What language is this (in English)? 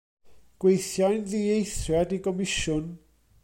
Welsh